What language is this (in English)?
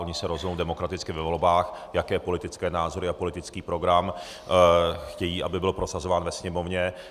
Czech